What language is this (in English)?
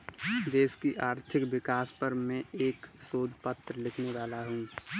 Hindi